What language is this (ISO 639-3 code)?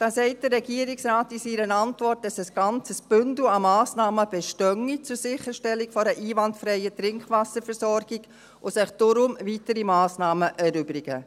gsw